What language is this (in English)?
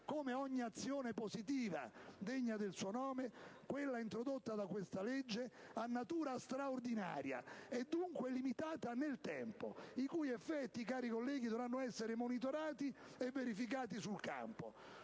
Italian